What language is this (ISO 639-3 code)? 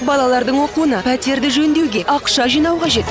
kaz